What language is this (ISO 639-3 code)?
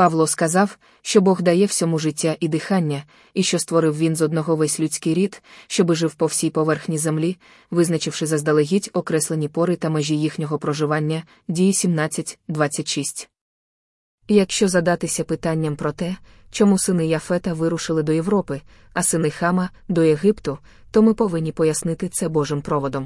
ukr